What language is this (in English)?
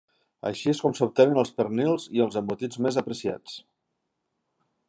Catalan